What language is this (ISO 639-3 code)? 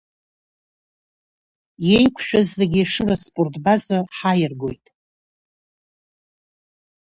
abk